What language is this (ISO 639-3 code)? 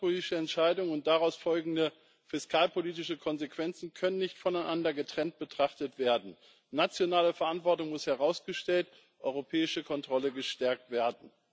deu